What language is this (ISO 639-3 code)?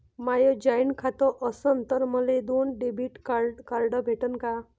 mar